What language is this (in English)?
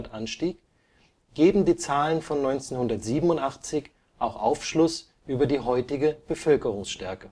German